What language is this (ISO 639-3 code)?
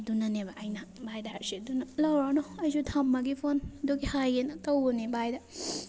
mni